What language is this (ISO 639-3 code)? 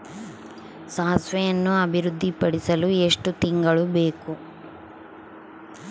kan